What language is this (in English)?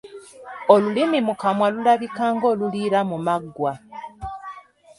Ganda